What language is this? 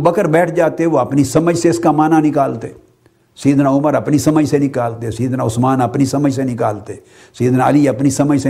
Urdu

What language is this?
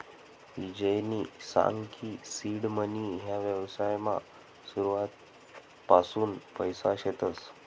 Marathi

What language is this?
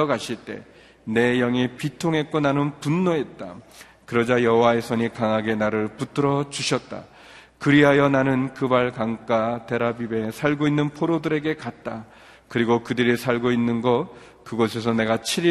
Korean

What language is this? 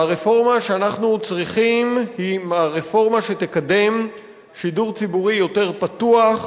Hebrew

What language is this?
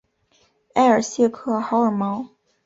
Chinese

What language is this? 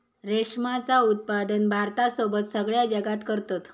Marathi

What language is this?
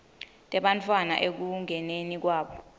Swati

